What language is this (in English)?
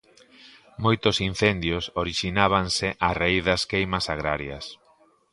Galician